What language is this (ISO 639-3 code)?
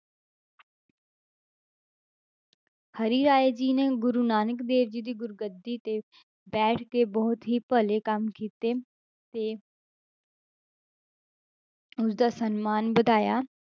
pan